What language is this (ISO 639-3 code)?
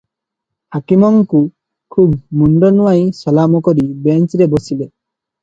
ori